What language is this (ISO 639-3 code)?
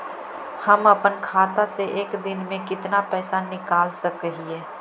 mag